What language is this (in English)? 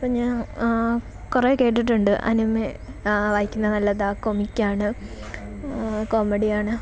Malayalam